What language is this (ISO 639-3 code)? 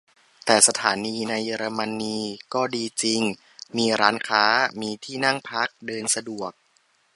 tha